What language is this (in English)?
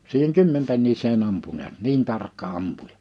Finnish